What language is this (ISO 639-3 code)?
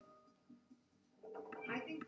cym